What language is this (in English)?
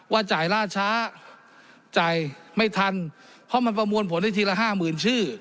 Thai